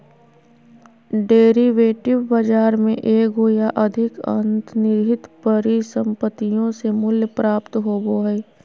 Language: Magahi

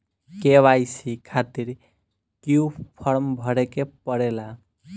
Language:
Bhojpuri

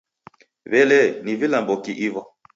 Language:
Taita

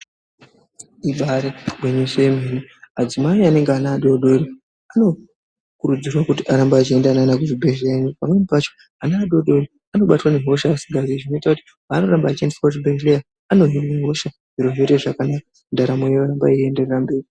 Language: Ndau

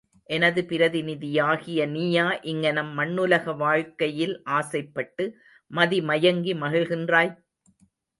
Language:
Tamil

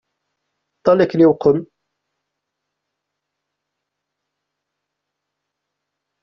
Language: Kabyle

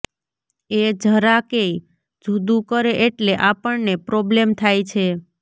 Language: Gujarati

